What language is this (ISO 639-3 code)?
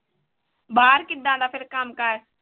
pan